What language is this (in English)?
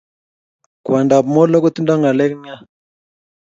Kalenjin